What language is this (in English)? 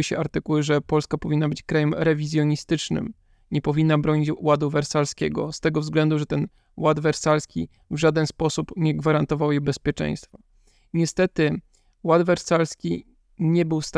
Polish